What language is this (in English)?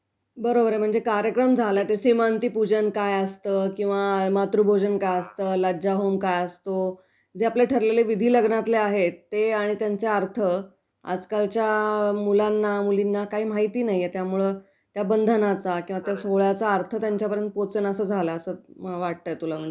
Marathi